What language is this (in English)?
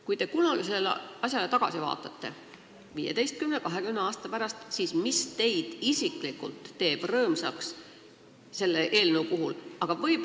Estonian